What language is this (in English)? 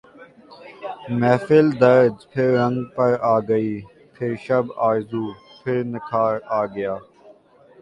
Urdu